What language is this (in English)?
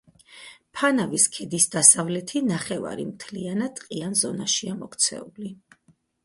Georgian